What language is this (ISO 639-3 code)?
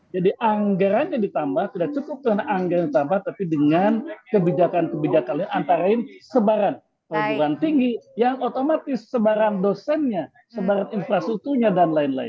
ind